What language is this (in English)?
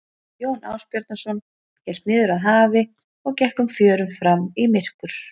Icelandic